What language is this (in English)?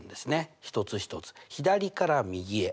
Japanese